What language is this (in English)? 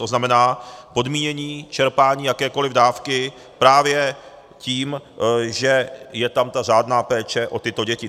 Czech